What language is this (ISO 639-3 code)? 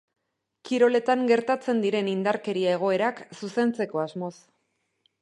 eus